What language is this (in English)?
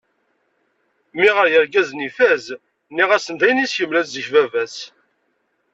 Kabyle